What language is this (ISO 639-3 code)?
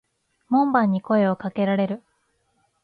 jpn